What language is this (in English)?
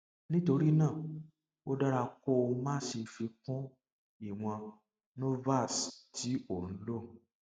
Yoruba